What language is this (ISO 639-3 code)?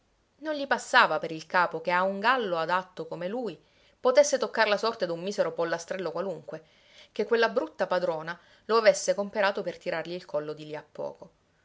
ita